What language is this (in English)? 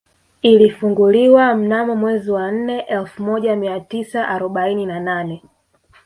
Swahili